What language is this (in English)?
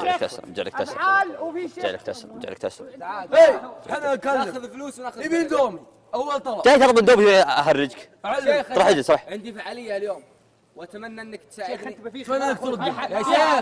Arabic